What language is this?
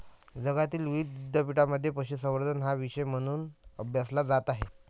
Marathi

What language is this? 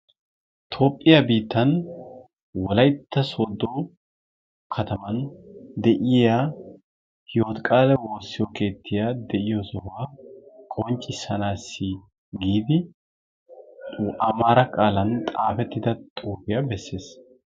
Wolaytta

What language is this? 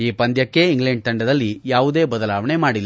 Kannada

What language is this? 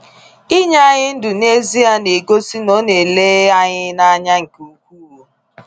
Igbo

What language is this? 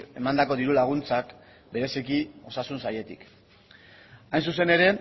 Basque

